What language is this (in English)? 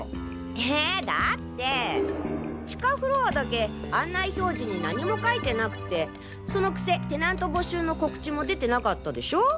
Japanese